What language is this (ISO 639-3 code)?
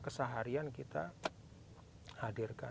ind